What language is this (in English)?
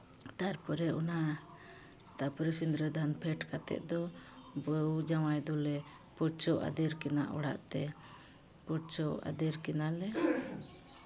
Santali